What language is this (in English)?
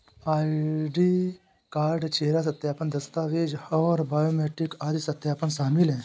Hindi